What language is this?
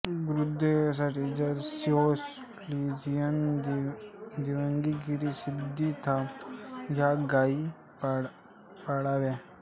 Marathi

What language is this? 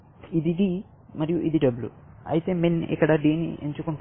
Telugu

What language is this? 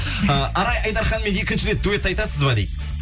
Kazakh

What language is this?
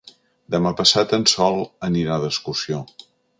Catalan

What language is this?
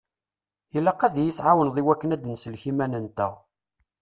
Kabyle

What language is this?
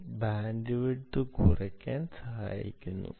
Malayalam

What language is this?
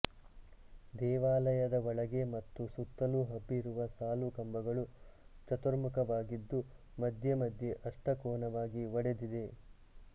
Kannada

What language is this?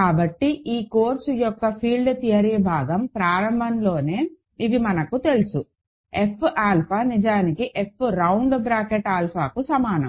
Telugu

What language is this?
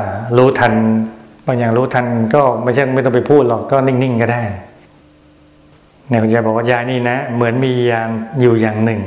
Thai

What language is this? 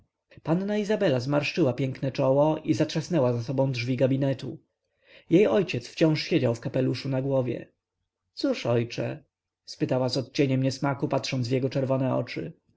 Polish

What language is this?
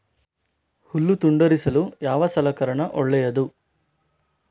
Kannada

